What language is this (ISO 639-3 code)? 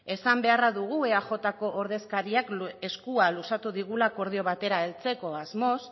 eus